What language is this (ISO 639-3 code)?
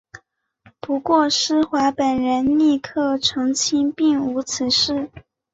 zho